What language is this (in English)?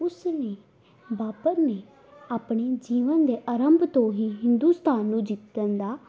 Punjabi